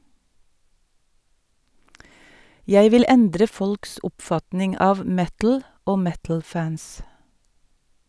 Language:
Norwegian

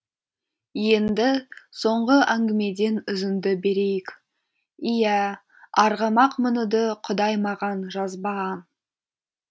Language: Kazakh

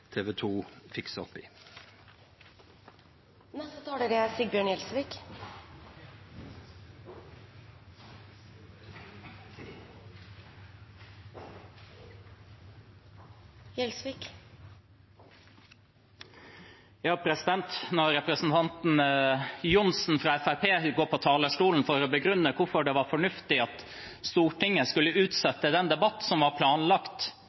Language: Norwegian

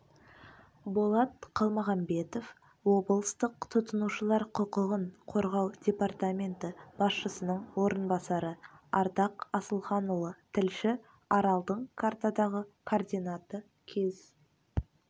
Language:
Kazakh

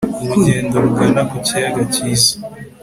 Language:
Kinyarwanda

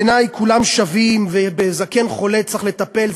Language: Hebrew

